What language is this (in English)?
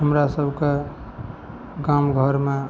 Maithili